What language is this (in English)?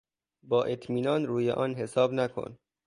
Persian